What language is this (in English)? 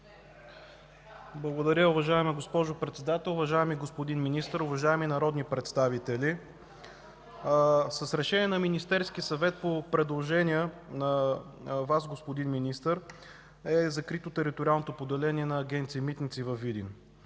Bulgarian